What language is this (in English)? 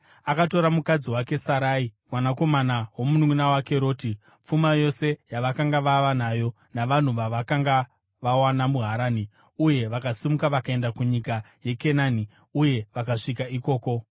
Shona